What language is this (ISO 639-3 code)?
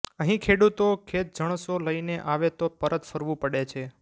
guj